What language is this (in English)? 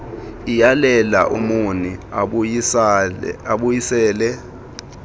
Xhosa